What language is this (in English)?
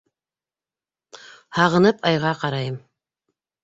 Bashkir